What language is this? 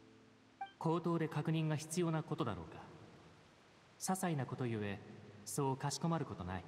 Japanese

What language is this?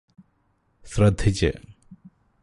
Malayalam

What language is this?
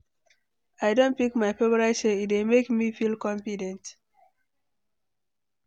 Nigerian Pidgin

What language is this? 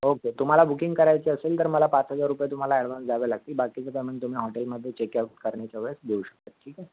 Marathi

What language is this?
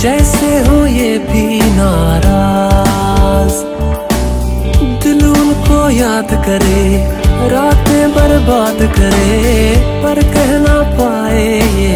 Hindi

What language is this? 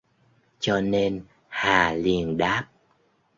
Vietnamese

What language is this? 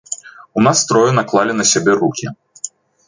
Belarusian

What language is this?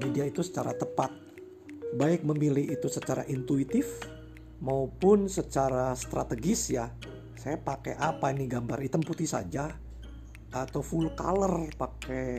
Indonesian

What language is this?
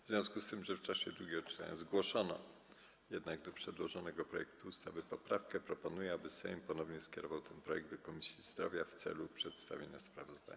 Polish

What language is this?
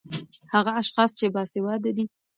Pashto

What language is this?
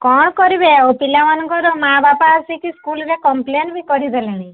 Odia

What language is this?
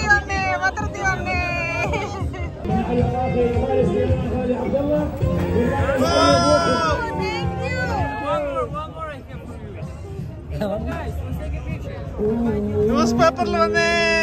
Malayalam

